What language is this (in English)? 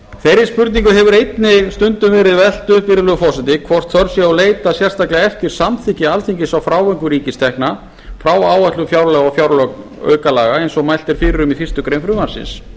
Icelandic